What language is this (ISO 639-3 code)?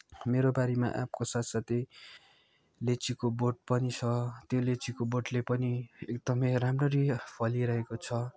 nep